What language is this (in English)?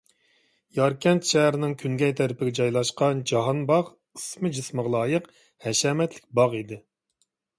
Uyghur